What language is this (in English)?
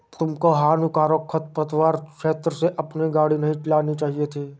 Hindi